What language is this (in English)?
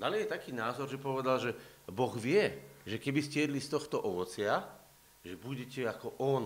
Slovak